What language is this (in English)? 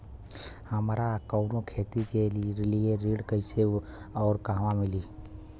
Bhojpuri